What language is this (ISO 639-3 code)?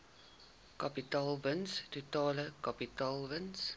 afr